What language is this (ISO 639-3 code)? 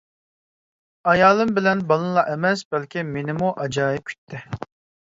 uig